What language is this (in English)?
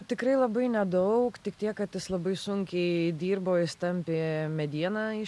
Lithuanian